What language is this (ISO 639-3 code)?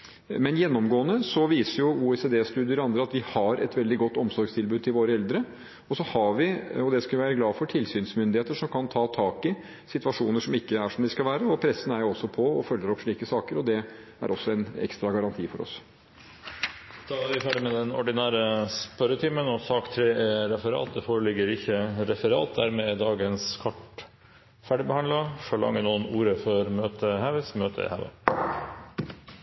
nor